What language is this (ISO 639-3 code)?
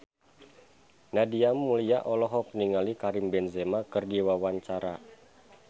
sun